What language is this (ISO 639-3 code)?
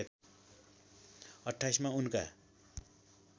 nep